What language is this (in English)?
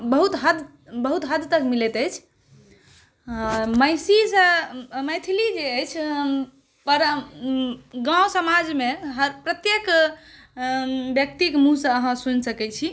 Maithili